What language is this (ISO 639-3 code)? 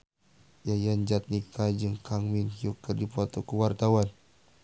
sun